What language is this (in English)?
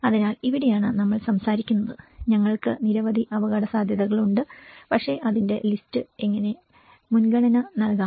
Malayalam